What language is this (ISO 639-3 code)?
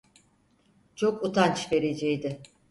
tur